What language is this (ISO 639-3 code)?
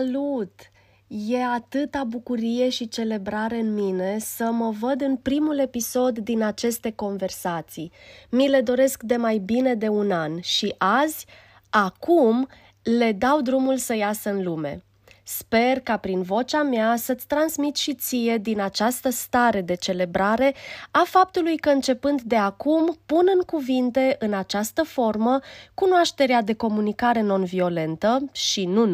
ron